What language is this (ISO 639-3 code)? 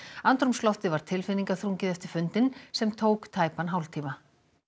isl